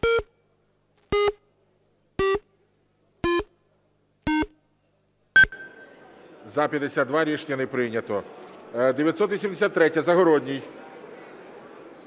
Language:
Ukrainian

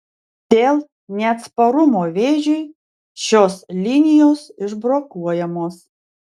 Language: Lithuanian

